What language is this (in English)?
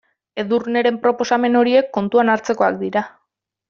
Basque